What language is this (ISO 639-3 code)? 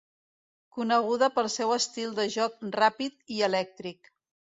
cat